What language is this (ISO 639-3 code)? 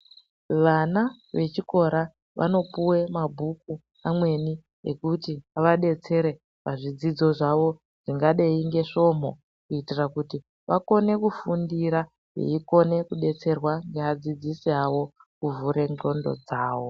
ndc